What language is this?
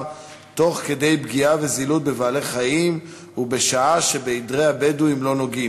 Hebrew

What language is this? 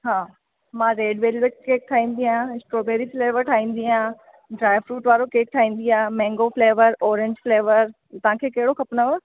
Sindhi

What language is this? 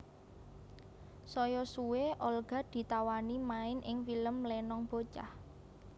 Javanese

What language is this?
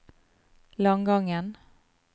Norwegian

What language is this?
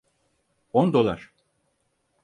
Turkish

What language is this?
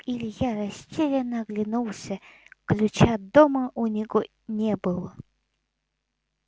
Russian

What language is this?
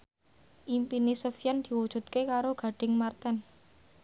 Javanese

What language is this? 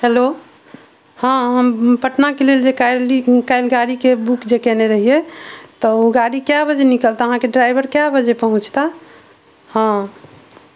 Maithili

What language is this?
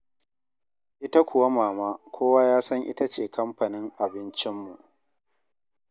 Hausa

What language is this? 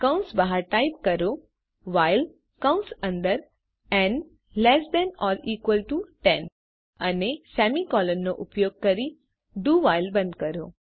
Gujarati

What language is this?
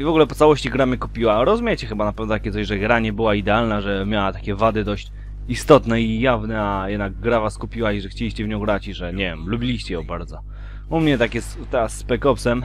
Polish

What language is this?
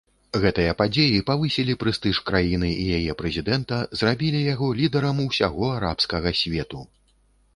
Belarusian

